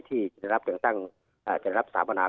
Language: Thai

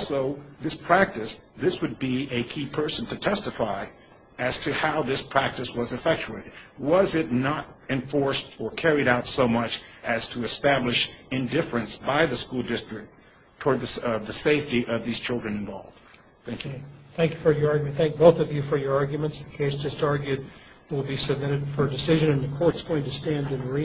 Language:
English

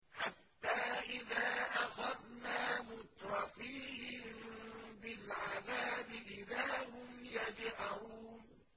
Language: Arabic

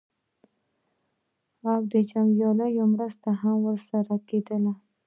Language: Pashto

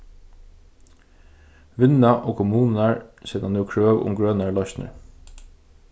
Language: Faroese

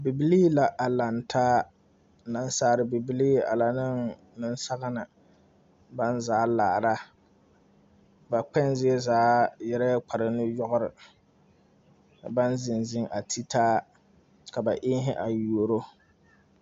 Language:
Southern Dagaare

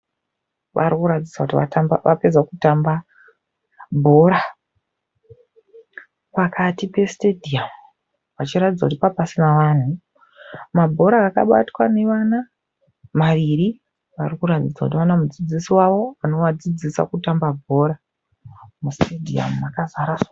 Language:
Shona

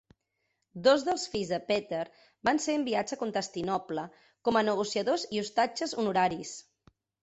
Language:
Catalan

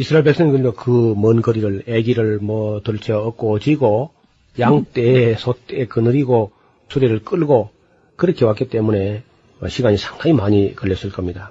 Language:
Korean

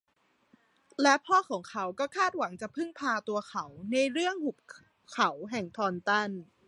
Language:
Thai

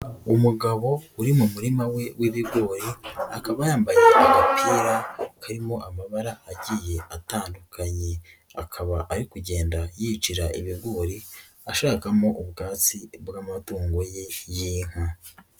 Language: Kinyarwanda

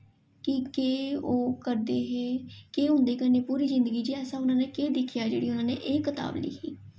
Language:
Dogri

